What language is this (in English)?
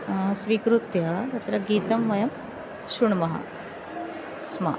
Sanskrit